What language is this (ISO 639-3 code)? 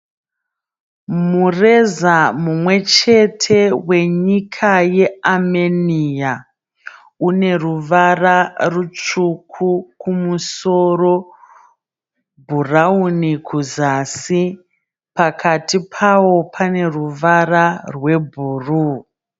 sna